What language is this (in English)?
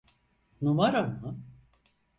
Turkish